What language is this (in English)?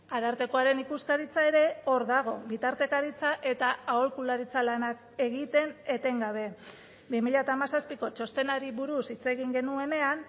Basque